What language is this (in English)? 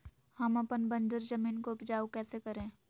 Magahi